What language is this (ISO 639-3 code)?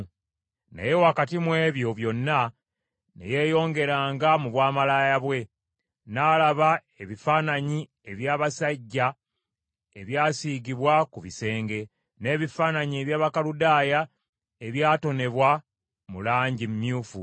lug